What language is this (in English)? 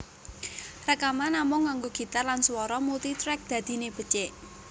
Javanese